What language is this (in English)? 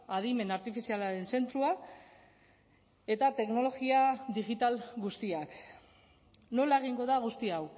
Basque